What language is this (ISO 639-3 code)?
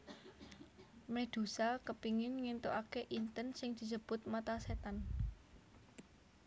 jav